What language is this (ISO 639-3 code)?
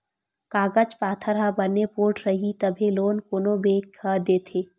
hne